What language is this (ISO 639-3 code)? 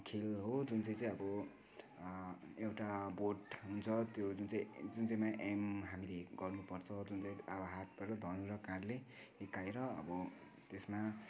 nep